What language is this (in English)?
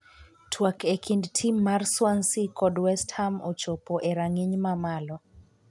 Luo (Kenya and Tanzania)